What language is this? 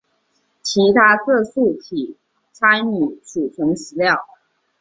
Chinese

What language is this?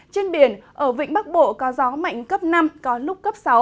Vietnamese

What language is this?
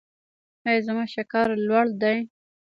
Pashto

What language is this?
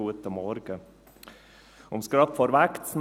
Swiss German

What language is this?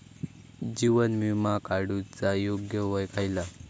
Marathi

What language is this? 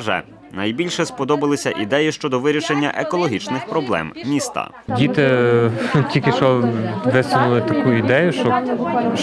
Ukrainian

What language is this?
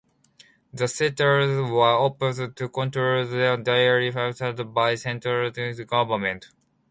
English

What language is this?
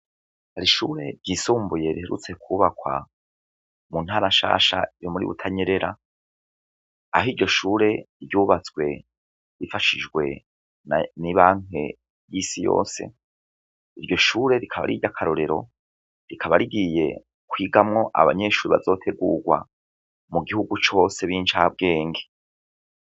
Rundi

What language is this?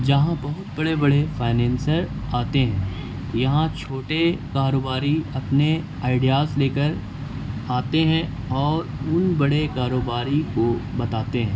Urdu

